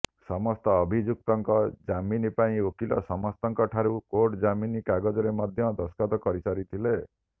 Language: Odia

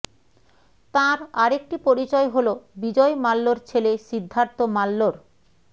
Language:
Bangla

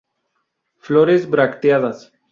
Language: Spanish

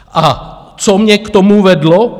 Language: Czech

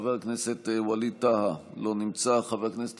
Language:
Hebrew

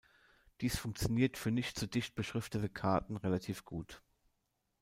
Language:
German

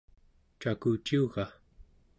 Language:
Central Yupik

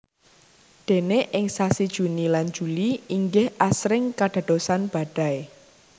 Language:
Javanese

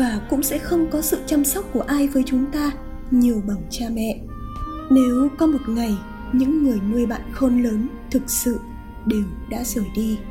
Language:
Vietnamese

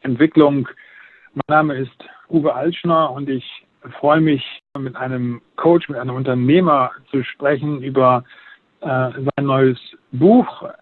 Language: German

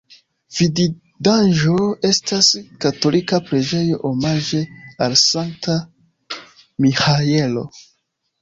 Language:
Esperanto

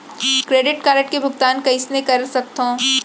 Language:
Chhattisgarhi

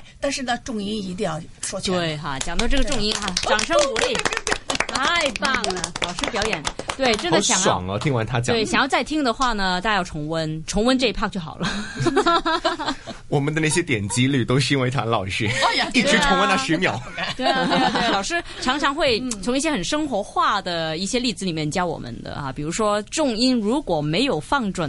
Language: Chinese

